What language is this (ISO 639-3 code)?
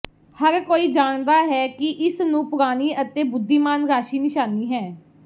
pan